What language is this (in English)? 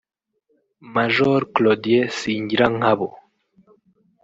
Kinyarwanda